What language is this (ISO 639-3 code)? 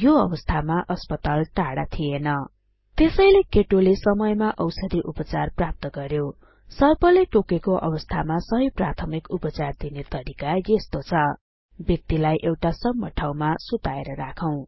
nep